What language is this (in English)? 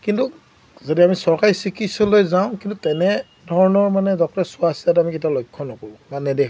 Assamese